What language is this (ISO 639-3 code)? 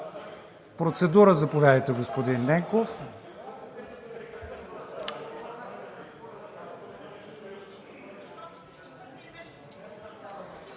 bul